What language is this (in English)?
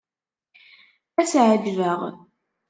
Kabyle